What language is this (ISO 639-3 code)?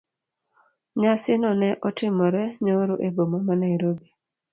luo